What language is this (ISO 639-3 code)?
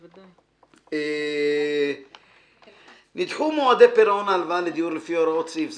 heb